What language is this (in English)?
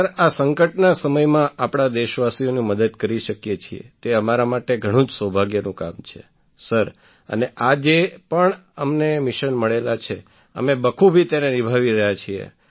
Gujarati